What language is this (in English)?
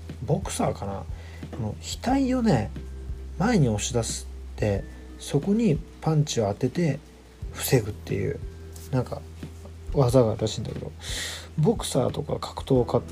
Japanese